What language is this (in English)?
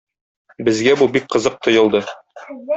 Tatar